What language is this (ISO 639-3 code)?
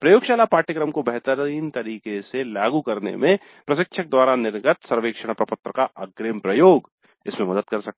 hin